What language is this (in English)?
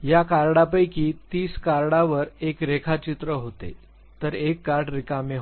Marathi